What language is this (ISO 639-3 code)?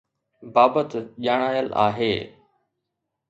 snd